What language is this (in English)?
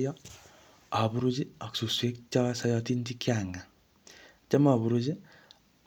Kalenjin